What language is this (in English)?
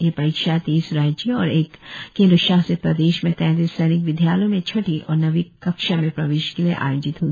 Hindi